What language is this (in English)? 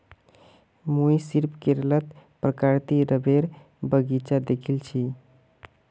Magahi